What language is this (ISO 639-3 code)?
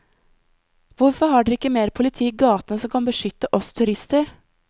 nor